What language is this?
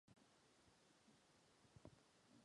Czech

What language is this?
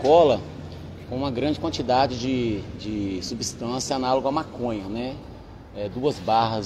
Portuguese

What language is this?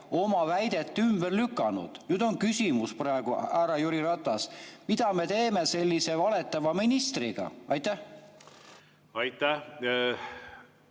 Estonian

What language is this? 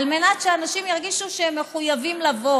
Hebrew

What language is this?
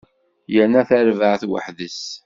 Kabyle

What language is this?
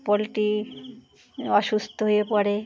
Bangla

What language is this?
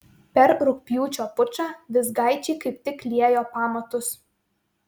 Lithuanian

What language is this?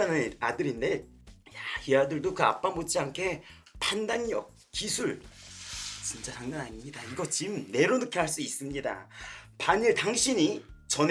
Korean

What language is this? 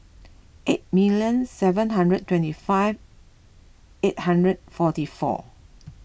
English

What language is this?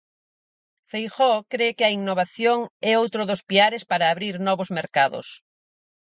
Galician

